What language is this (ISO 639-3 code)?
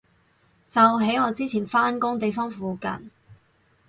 yue